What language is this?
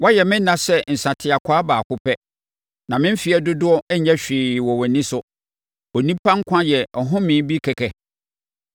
Akan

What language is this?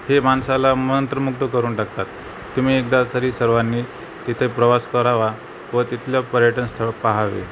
Marathi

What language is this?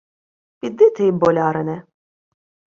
Ukrainian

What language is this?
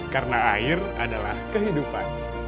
Indonesian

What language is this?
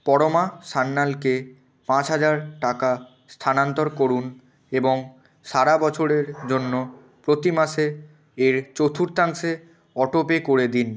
Bangla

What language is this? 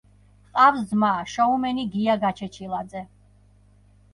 Georgian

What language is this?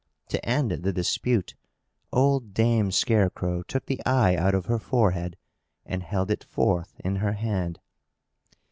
English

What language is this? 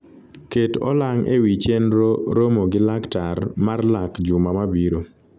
Luo (Kenya and Tanzania)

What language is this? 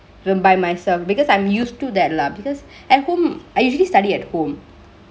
English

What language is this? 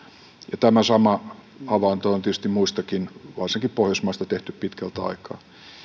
Finnish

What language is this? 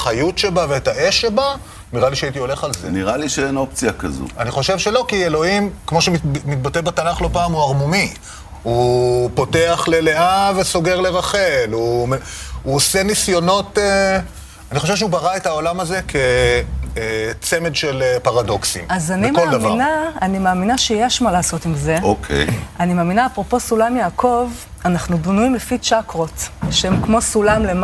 Hebrew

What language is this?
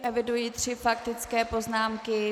Czech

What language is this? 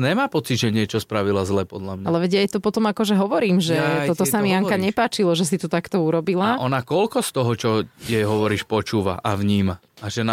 Slovak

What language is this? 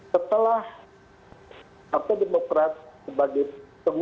Indonesian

